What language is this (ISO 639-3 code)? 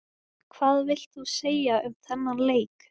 isl